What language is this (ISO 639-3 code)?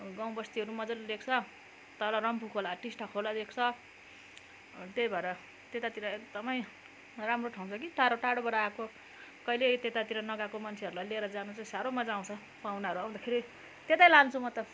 nep